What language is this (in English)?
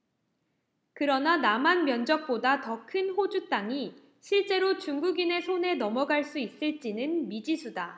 Korean